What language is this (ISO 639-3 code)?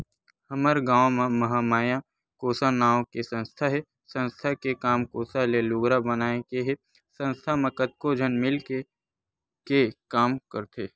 hne